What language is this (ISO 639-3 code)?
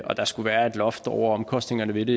dan